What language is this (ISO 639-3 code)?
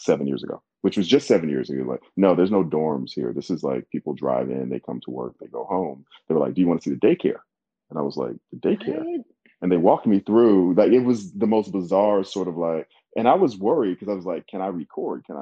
eng